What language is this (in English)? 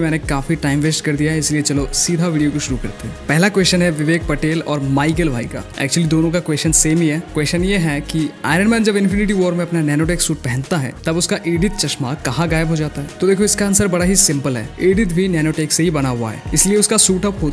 Hindi